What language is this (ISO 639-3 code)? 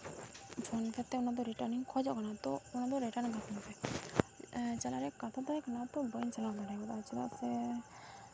sat